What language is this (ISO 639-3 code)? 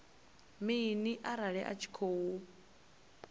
ven